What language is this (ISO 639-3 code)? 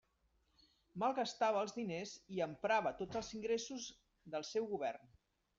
cat